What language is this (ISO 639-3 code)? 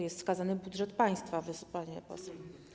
pol